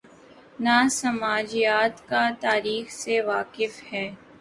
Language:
Urdu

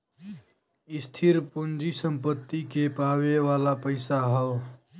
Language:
Bhojpuri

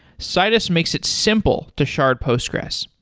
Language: English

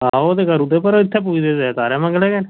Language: Dogri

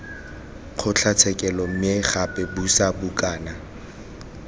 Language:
Tswana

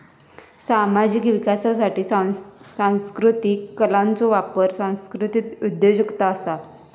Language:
Marathi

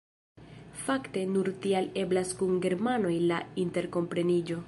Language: Esperanto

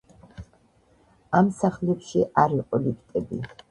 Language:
Georgian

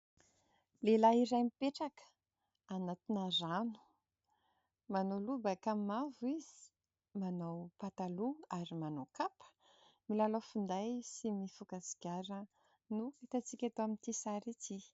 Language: Malagasy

